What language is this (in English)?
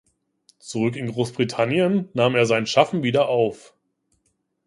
German